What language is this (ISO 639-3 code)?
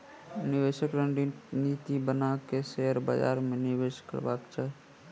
mai